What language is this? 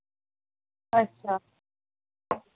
Dogri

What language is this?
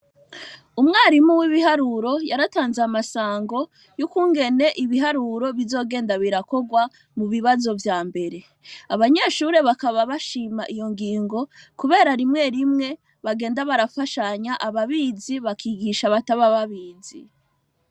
Rundi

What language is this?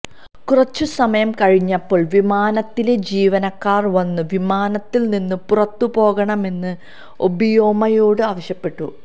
Malayalam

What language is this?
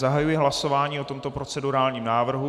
Czech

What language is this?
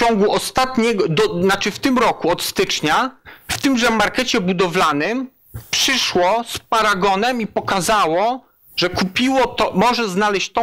Polish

